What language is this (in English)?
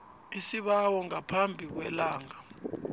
South Ndebele